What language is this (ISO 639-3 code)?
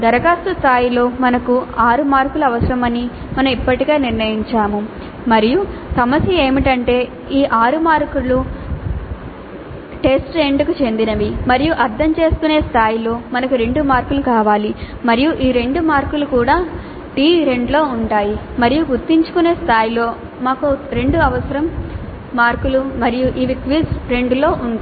tel